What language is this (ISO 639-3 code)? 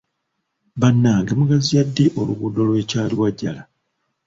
lug